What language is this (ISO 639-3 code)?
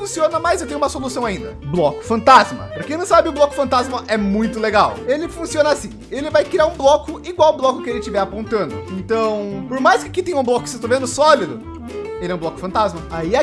por